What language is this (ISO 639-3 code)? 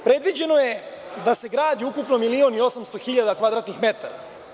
srp